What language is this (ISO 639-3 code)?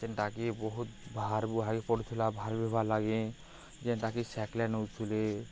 ori